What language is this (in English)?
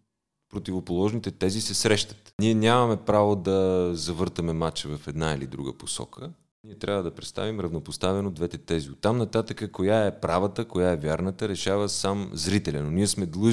Bulgarian